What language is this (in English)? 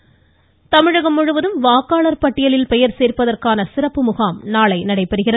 Tamil